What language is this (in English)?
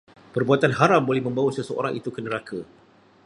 Malay